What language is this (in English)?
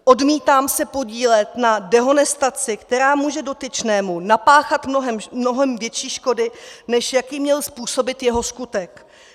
Czech